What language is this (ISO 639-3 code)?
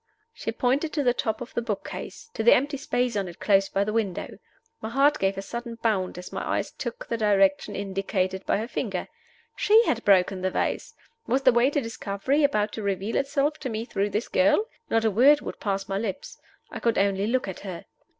eng